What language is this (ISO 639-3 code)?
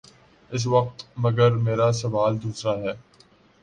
urd